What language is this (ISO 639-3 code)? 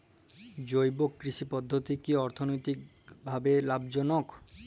ben